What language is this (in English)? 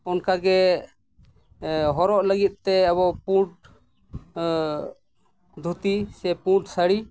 Santali